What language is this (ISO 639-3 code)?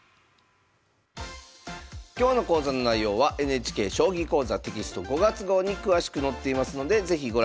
jpn